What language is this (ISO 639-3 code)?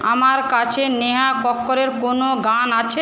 ben